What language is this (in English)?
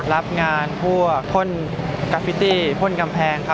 Thai